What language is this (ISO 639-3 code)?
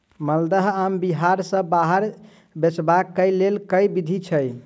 mai